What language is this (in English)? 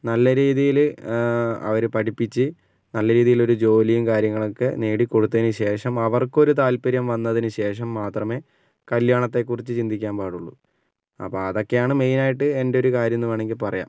Malayalam